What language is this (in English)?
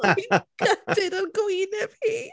Welsh